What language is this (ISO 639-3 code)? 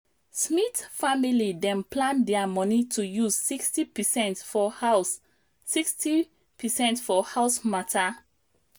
pcm